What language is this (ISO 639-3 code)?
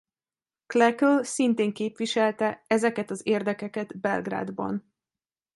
hun